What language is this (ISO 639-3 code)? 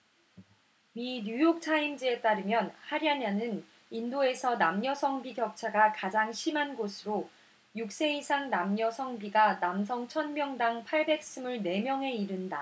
kor